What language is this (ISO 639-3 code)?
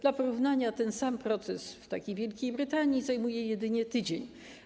pol